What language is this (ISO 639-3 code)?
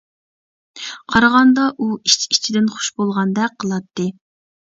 uig